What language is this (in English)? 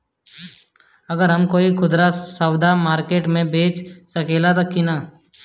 Bhojpuri